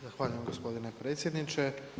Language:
Croatian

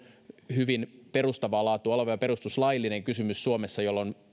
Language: Finnish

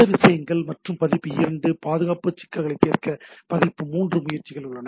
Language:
Tamil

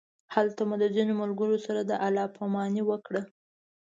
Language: Pashto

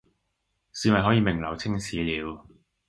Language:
Cantonese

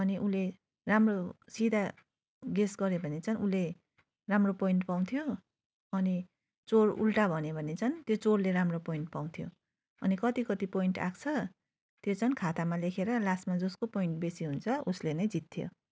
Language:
Nepali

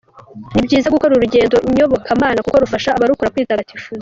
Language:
Kinyarwanda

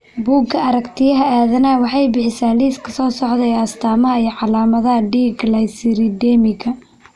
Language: Somali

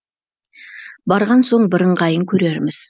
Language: Kazakh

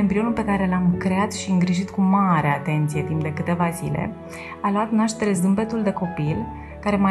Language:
Romanian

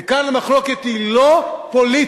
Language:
Hebrew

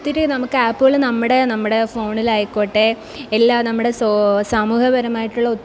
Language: Malayalam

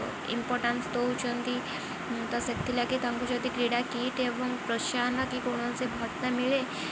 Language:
Odia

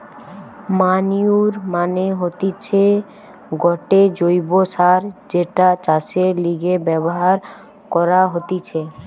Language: Bangla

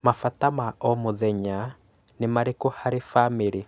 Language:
Kikuyu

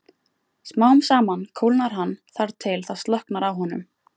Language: Icelandic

